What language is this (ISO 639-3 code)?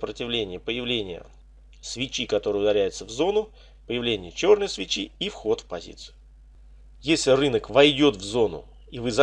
rus